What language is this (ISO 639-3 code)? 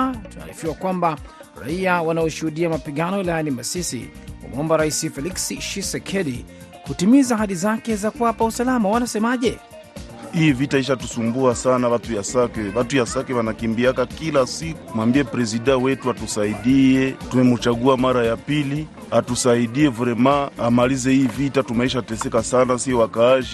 swa